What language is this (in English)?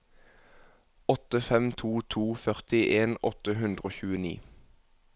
Norwegian